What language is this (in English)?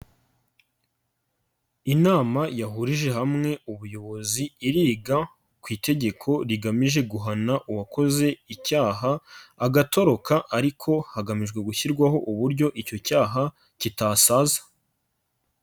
Kinyarwanda